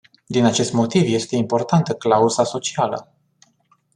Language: Romanian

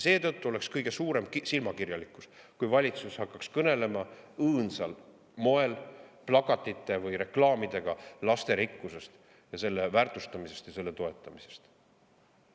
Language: Estonian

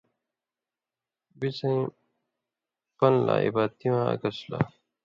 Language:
Indus Kohistani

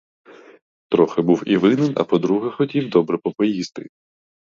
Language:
Ukrainian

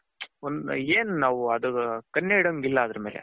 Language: Kannada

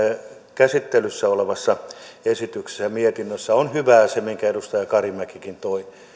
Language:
Finnish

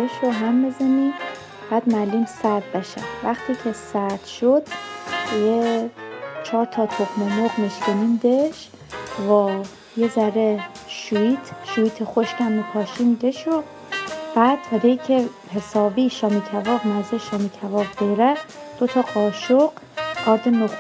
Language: Persian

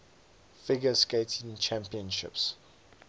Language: English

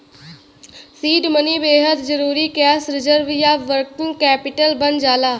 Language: Bhojpuri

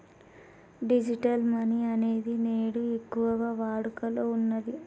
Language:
Telugu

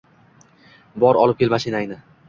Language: Uzbek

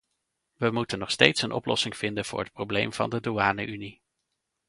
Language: Dutch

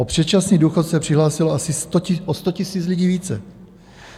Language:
Czech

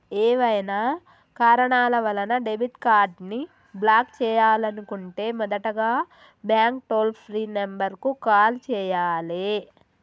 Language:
Telugu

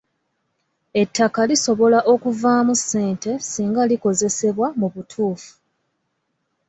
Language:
Ganda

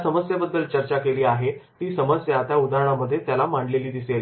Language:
Marathi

